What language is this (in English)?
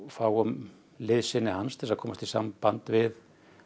Icelandic